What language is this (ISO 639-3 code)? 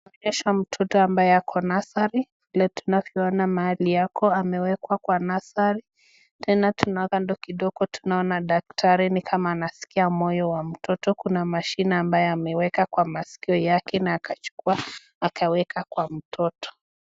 swa